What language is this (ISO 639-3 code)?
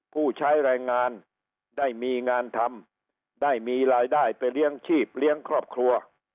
tha